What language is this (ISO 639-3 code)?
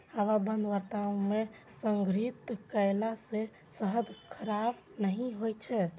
mai